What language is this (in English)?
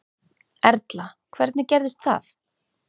Icelandic